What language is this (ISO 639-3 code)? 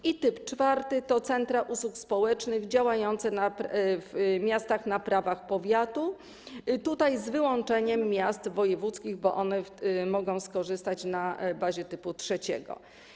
pol